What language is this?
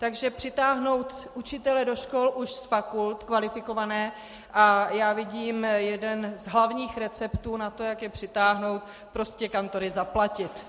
Czech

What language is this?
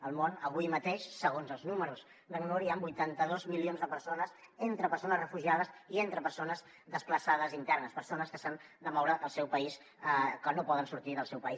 Catalan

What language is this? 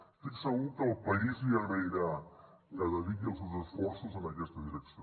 Catalan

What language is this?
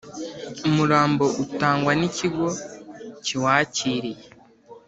Kinyarwanda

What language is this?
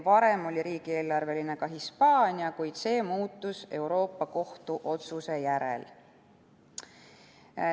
Estonian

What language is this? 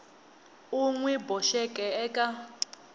Tsonga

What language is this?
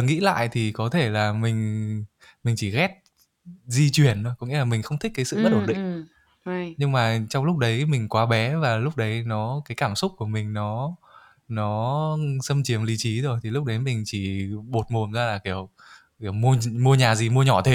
Vietnamese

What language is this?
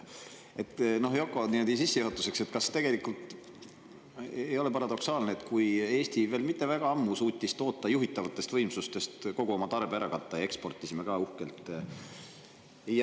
Estonian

